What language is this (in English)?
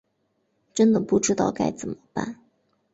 Chinese